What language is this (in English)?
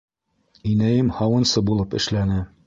Bashkir